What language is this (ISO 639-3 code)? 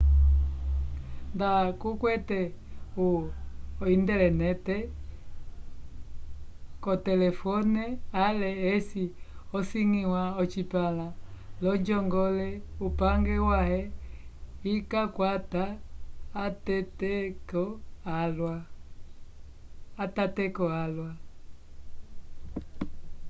umb